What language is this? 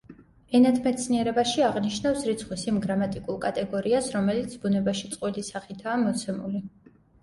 Georgian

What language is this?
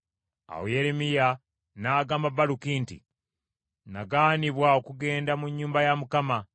Ganda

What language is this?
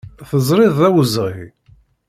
Kabyle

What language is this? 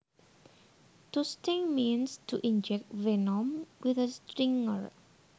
Javanese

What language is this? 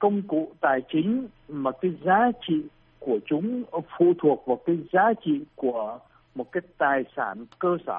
Vietnamese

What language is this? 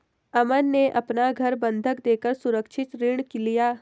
Hindi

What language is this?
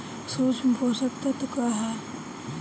Bhojpuri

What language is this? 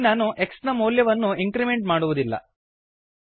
Kannada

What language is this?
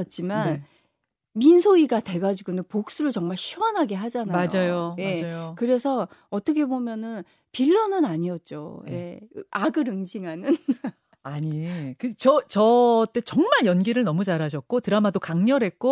Korean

